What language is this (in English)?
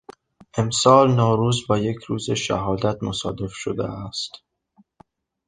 Persian